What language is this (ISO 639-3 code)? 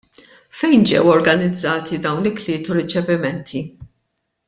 mlt